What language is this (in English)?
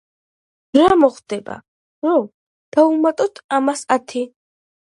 Georgian